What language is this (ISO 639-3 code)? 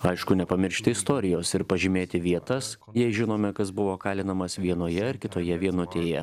lit